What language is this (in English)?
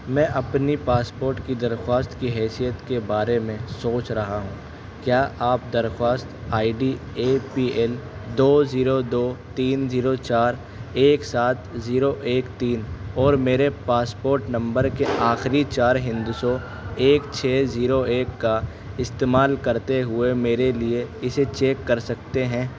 Urdu